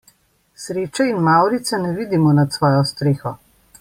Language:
Slovenian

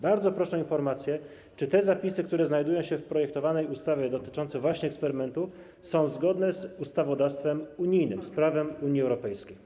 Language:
Polish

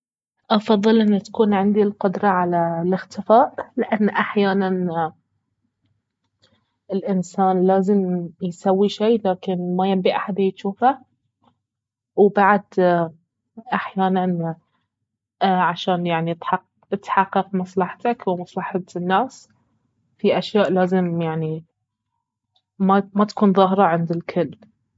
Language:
Baharna Arabic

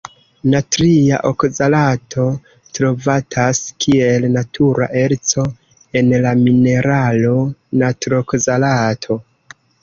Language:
Esperanto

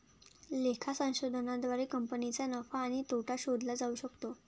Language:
Marathi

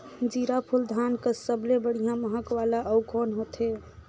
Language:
Chhattisgarhi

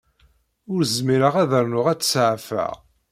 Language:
Kabyle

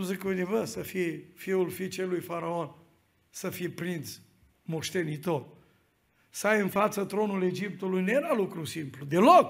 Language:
Romanian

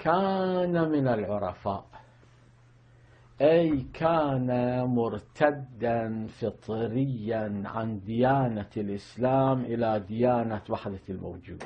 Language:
Arabic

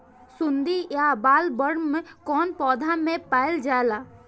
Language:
Bhojpuri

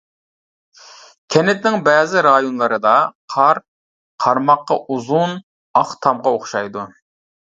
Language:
Uyghur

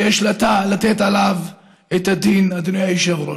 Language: Hebrew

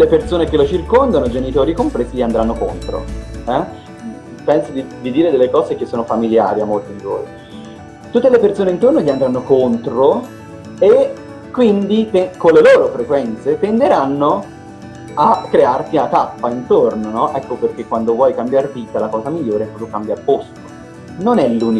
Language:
Italian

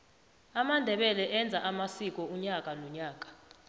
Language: South Ndebele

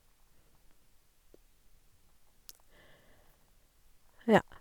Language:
Norwegian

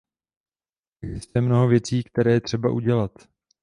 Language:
Czech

